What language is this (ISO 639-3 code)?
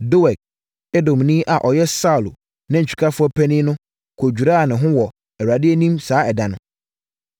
aka